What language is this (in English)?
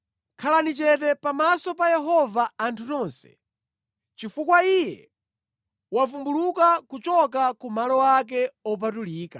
Nyanja